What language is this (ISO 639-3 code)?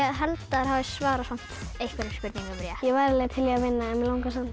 isl